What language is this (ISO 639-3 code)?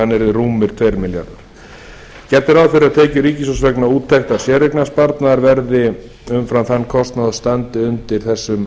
isl